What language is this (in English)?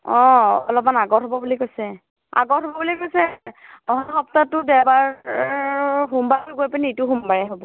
Assamese